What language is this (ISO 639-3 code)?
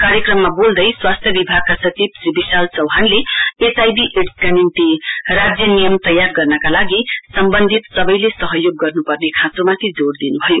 nep